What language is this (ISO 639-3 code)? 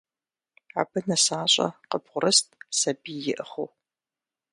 kbd